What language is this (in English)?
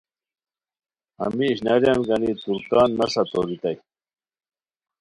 Khowar